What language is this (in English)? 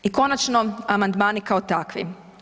Croatian